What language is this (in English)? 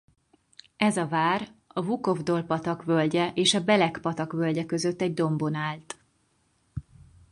Hungarian